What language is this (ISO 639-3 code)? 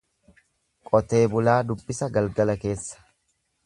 orm